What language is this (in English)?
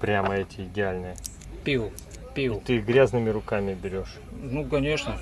Russian